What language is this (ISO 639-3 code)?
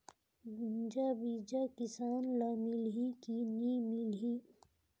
hne